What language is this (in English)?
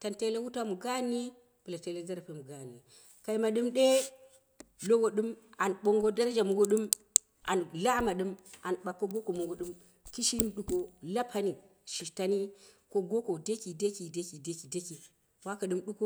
Dera (Nigeria)